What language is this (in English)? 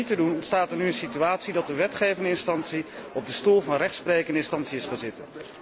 Dutch